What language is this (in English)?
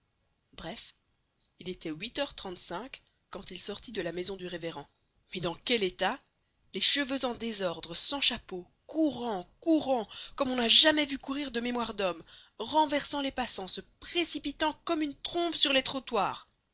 French